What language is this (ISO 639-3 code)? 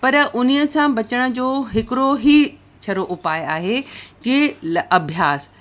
snd